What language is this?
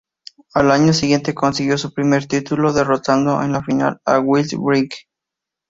Spanish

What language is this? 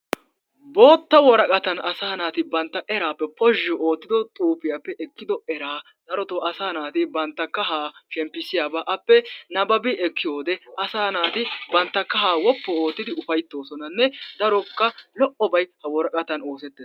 Wolaytta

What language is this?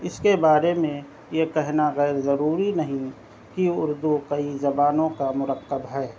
Urdu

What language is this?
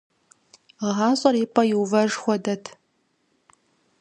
Kabardian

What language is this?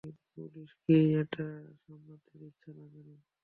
Bangla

